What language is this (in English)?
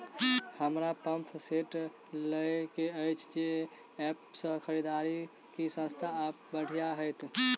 Maithili